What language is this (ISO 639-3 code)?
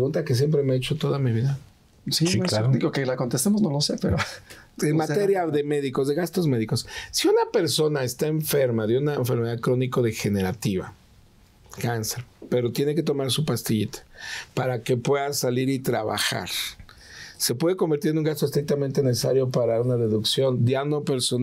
spa